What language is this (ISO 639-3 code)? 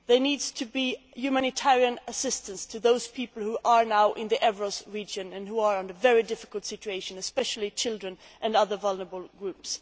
eng